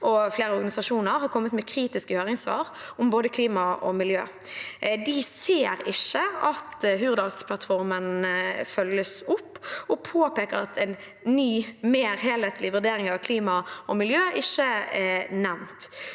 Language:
Norwegian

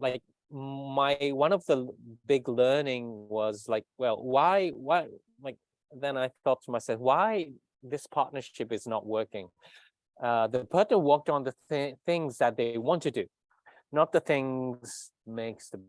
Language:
English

